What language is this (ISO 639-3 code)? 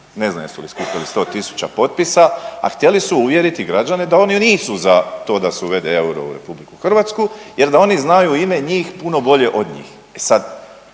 hrv